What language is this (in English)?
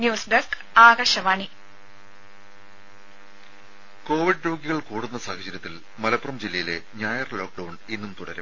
Malayalam